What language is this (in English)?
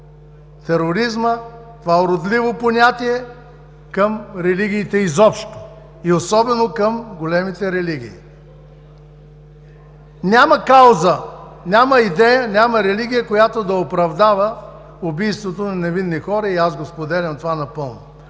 Bulgarian